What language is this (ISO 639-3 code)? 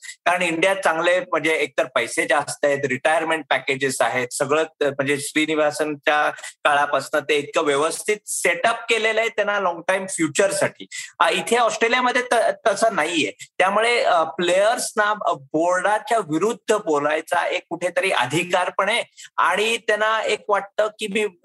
mar